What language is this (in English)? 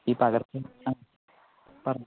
Malayalam